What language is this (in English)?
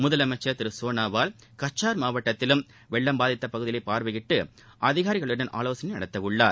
Tamil